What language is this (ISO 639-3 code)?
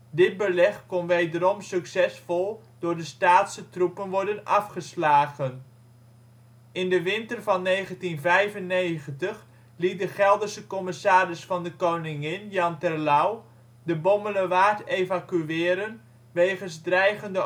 nld